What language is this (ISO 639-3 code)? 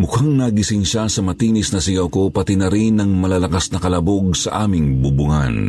fil